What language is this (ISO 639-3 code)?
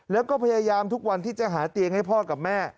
tha